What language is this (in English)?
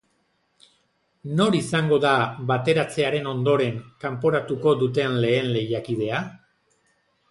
Basque